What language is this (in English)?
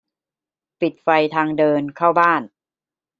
Thai